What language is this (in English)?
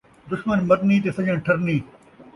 Saraiki